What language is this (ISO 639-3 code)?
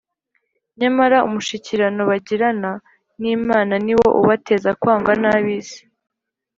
kin